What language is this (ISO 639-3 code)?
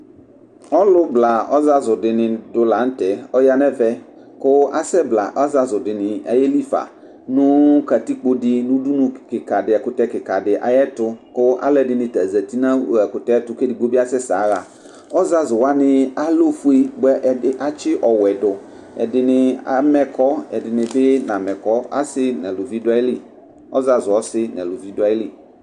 kpo